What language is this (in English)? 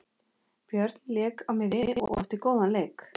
Icelandic